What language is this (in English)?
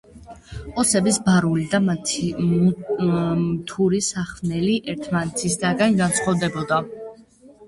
Georgian